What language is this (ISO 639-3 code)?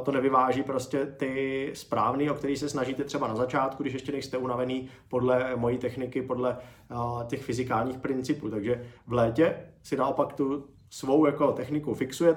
ces